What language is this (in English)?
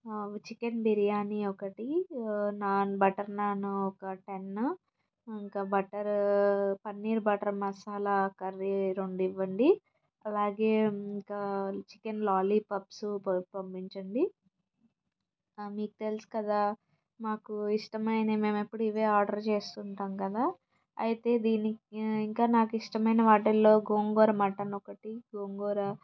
Telugu